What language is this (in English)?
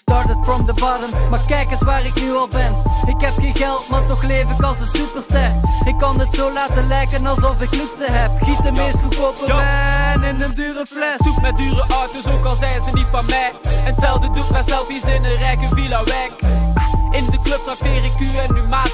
Dutch